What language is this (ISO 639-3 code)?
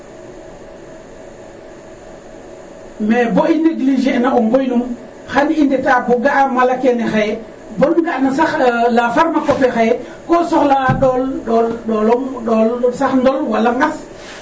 srr